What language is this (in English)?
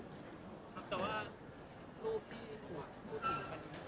Thai